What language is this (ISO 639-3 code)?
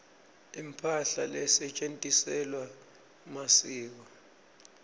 ssw